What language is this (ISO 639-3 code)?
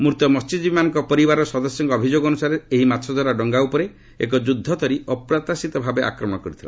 ori